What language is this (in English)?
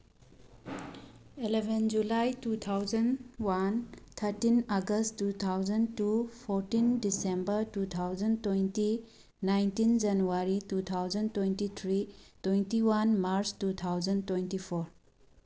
Manipuri